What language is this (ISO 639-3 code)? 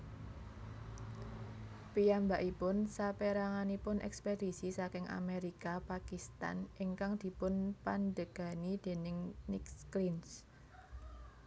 jav